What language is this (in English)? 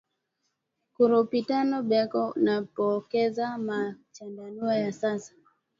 Swahili